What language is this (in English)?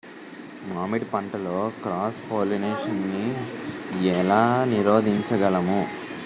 Telugu